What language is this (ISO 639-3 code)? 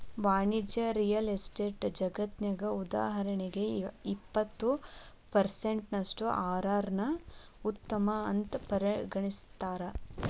kan